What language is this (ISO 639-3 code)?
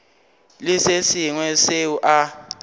nso